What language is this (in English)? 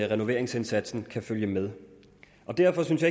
Danish